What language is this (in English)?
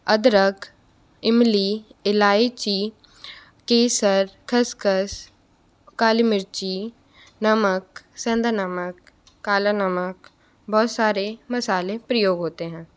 Hindi